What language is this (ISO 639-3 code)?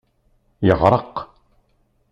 kab